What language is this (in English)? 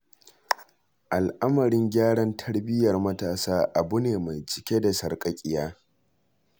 Hausa